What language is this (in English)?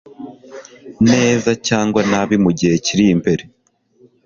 Kinyarwanda